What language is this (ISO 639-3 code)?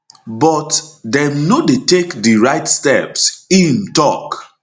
pcm